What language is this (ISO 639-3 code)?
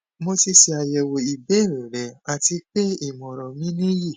yor